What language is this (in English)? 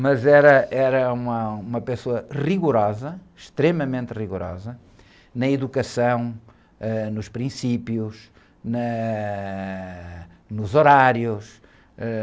Portuguese